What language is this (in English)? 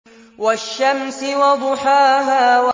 Arabic